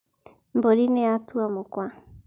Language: Kikuyu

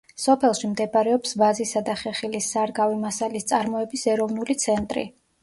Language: Georgian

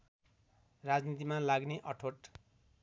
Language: Nepali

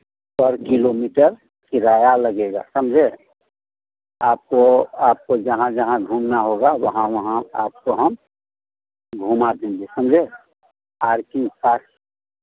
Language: Hindi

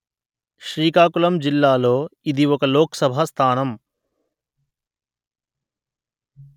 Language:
Telugu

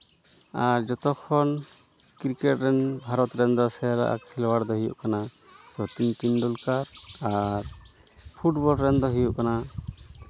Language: Santali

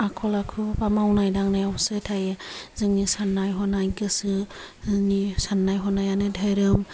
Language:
Bodo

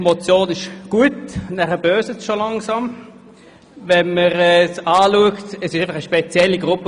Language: Swiss German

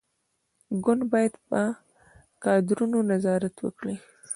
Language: Pashto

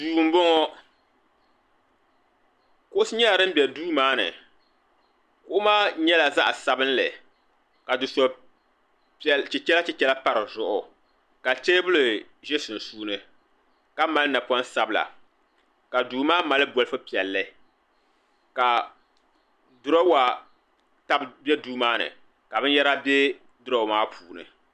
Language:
Dagbani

